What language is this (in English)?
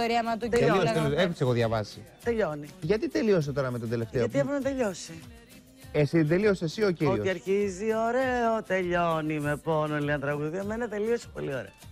Greek